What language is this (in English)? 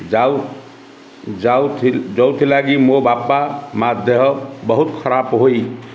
Odia